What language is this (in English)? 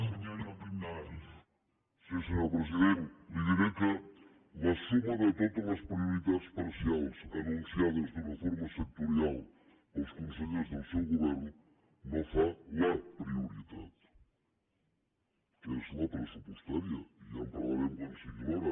Catalan